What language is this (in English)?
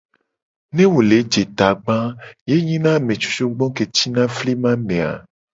Gen